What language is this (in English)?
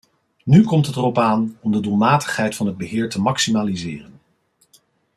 Dutch